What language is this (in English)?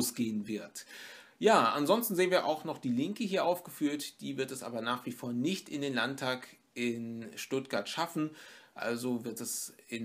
German